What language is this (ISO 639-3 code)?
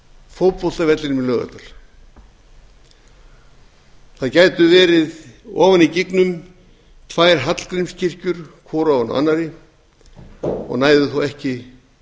isl